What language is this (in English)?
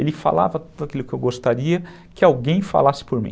Portuguese